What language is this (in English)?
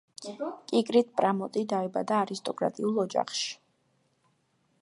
Georgian